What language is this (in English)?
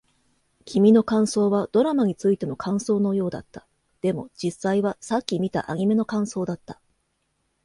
Japanese